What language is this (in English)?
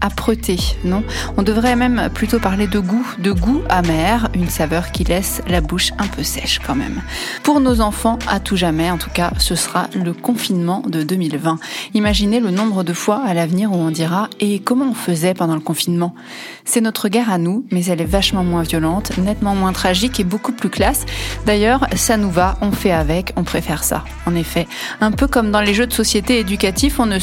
French